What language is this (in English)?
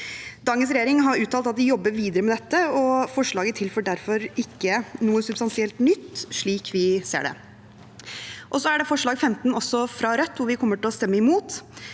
Norwegian